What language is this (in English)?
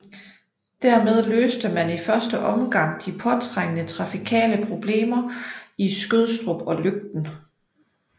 Danish